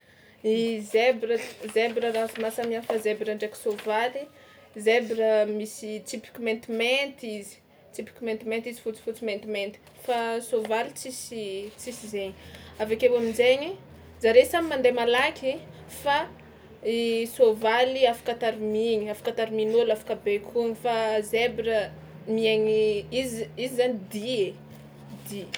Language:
Tsimihety Malagasy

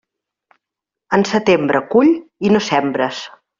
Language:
Catalan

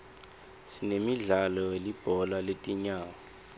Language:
Swati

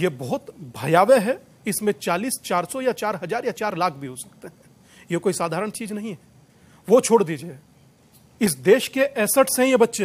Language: Hindi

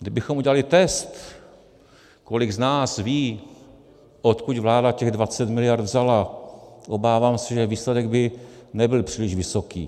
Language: Czech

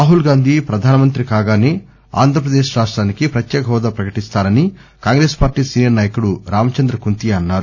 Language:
Telugu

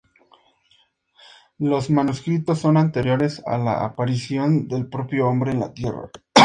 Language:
Spanish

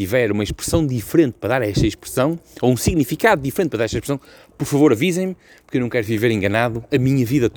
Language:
Portuguese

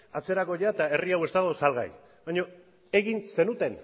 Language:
Basque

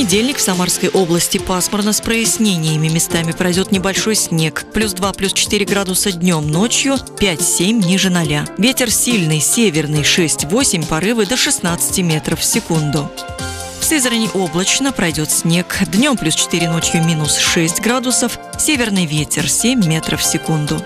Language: Russian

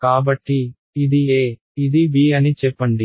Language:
Telugu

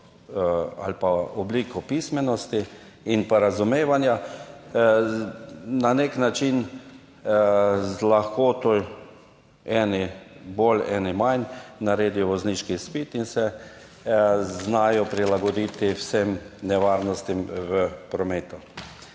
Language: Slovenian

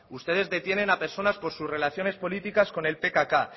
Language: Spanish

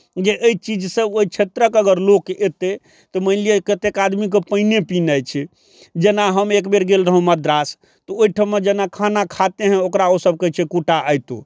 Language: Maithili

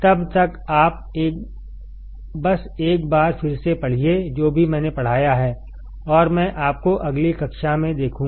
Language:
Hindi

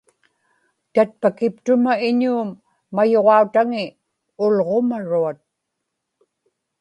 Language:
Inupiaq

